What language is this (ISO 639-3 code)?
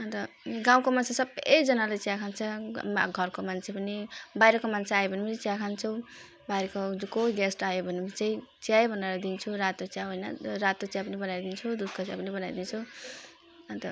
nep